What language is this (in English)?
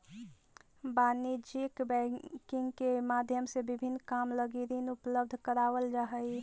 Magahi